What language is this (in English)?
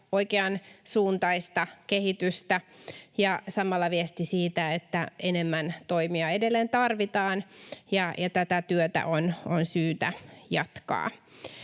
Finnish